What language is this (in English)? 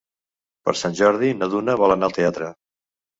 Catalan